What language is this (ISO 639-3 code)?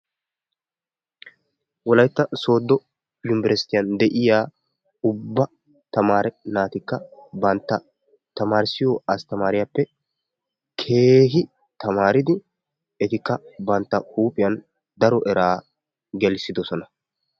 wal